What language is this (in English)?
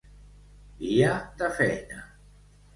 Catalan